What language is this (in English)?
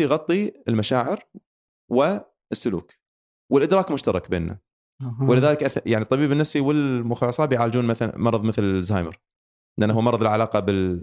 Arabic